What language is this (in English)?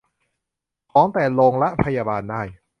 Thai